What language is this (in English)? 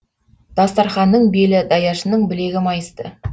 Kazakh